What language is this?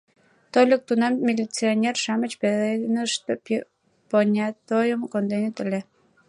Mari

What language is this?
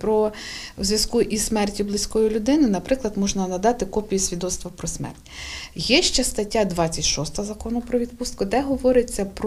Ukrainian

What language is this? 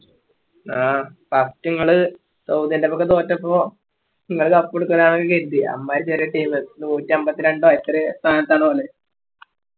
Malayalam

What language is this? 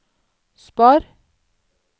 Norwegian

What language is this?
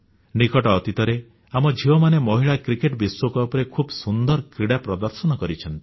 Odia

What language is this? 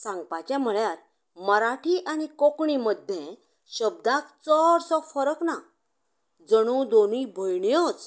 Konkani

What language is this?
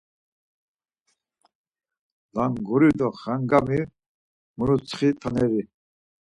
Laz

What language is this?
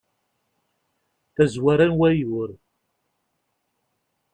Kabyle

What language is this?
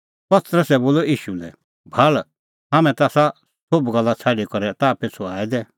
Kullu Pahari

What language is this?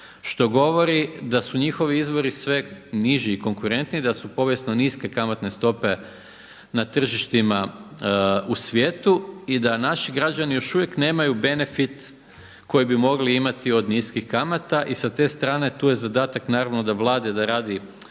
Croatian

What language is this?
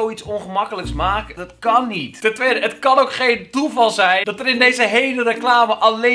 Dutch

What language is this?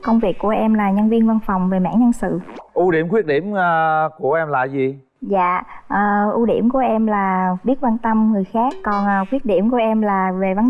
Vietnamese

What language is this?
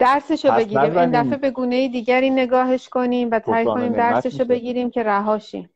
Persian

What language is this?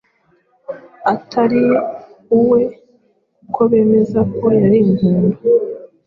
Kinyarwanda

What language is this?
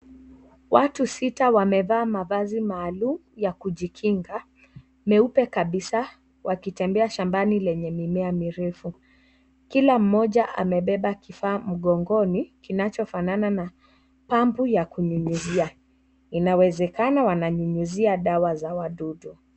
Swahili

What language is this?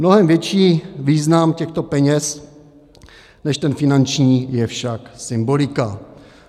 Czech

